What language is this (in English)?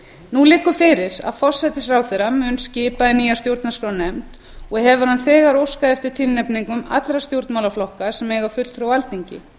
Icelandic